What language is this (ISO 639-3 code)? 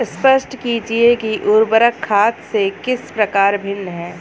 hin